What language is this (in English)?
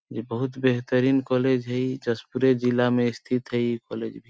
Sadri